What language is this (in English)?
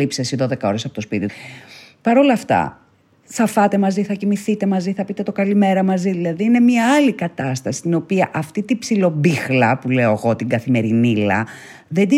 Greek